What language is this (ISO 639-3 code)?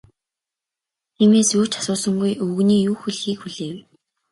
mon